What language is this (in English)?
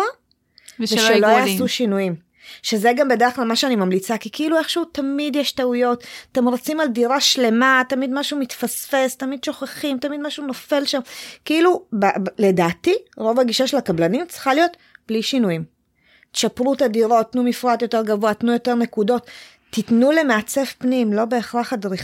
Hebrew